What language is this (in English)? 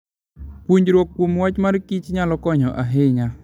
Luo (Kenya and Tanzania)